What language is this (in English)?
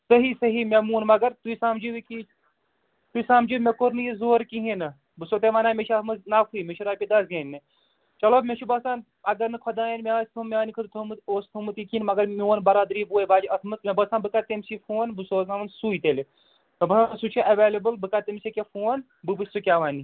Kashmiri